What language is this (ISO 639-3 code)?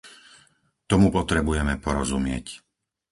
slk